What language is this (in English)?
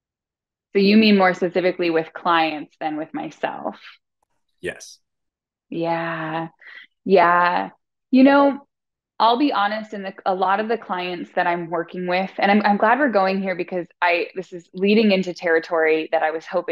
English